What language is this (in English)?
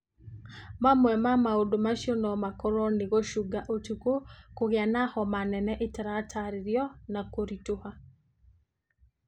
Kikuyu